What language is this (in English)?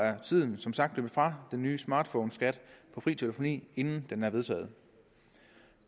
Danish